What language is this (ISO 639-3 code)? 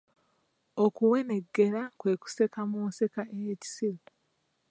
lug